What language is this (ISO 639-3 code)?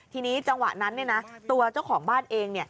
tha